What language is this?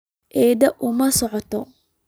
Somali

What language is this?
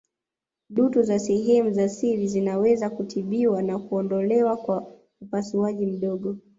Swahili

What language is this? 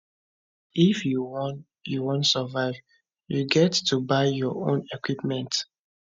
Nigerian Pidgin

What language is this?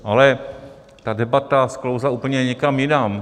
Czech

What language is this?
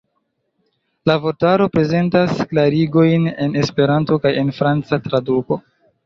Esperanto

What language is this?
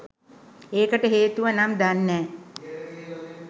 Sinhala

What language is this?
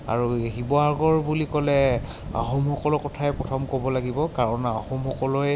Assamese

